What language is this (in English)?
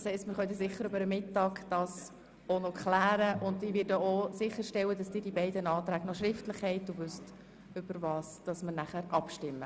Swiss German